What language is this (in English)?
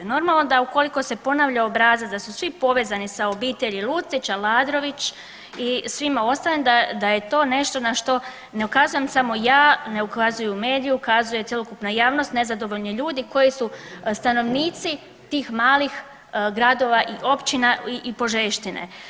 Croatian